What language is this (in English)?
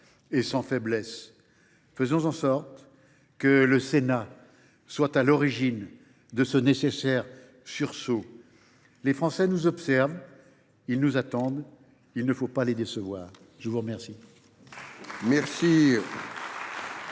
French